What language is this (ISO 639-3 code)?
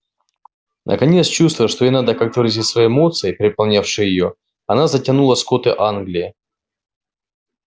rus